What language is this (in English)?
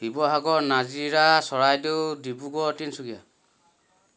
Assamese